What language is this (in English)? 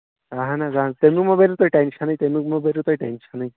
Kashmiri